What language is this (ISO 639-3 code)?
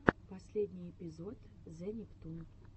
rus